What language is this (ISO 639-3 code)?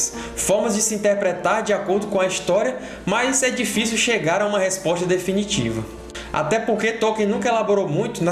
por